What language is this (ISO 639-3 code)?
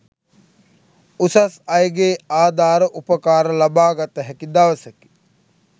sin